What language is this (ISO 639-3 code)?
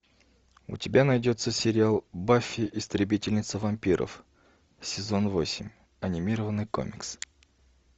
rus